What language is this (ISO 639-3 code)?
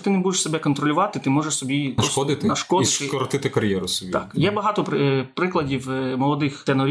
ukr